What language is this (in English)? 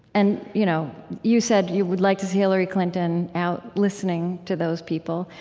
English